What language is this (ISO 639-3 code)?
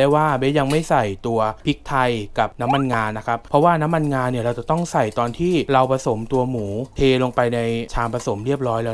tha